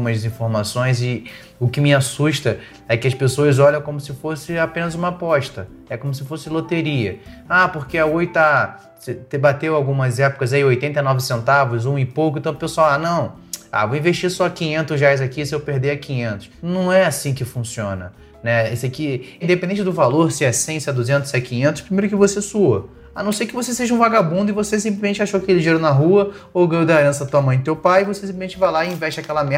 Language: Portuguese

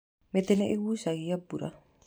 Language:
Kikuyu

